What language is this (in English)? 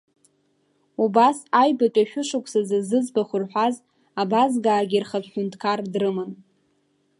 Abkhazian